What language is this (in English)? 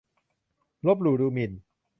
Thai